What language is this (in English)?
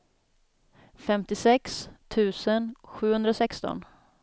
Swedish